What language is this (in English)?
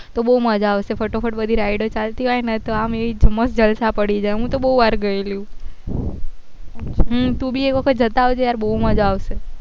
Gujarati